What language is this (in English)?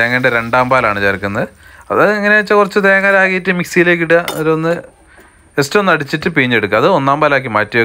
Malayalam